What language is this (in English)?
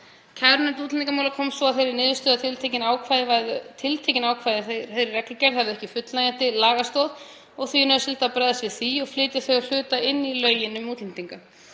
Icelandic